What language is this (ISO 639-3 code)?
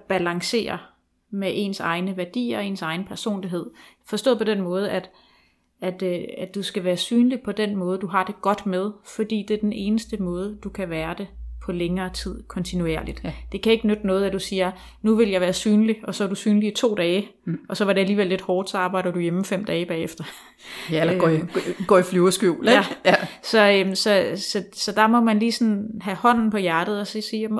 dan